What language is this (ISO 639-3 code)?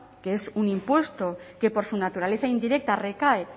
spa